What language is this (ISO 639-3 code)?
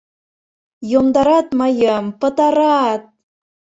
chm